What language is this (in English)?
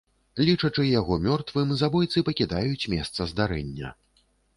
Belarusian